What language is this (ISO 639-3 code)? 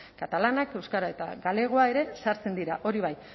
eus